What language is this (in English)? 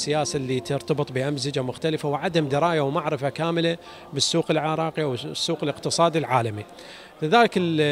Arabic